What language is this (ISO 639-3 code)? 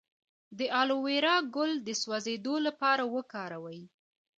pus